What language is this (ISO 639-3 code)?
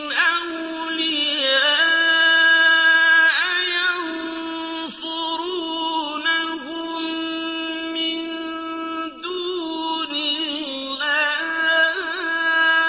ara